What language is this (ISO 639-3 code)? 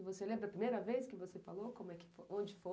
por